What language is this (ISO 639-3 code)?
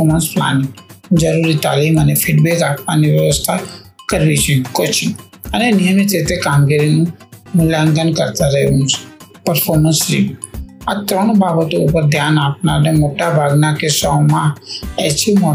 hin